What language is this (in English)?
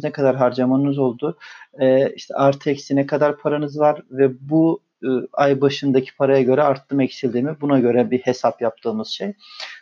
Turkish